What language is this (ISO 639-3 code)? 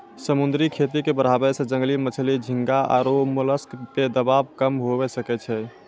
mai